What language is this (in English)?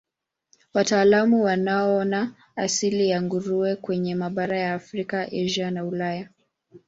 Swahili